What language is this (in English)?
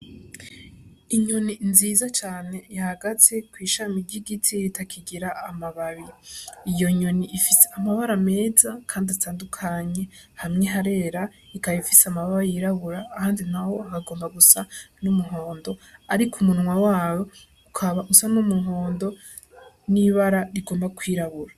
Rundi